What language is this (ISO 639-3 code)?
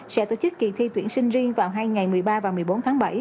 vie